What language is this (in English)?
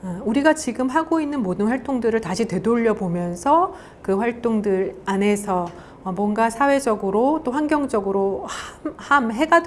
Korean